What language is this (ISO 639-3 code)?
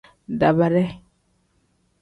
kdh